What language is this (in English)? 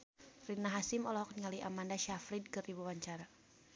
Sundanese